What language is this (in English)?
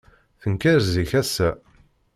Kabyle